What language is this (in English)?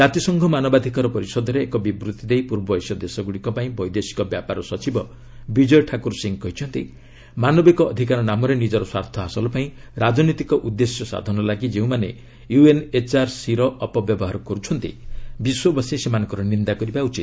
Odia